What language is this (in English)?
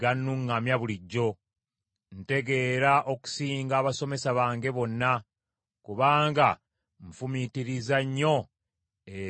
Ganda